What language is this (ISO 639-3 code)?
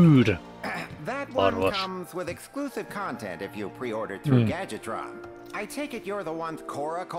hun